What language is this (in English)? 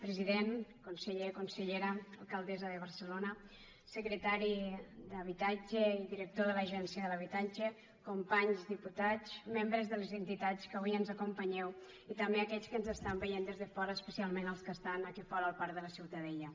Catalan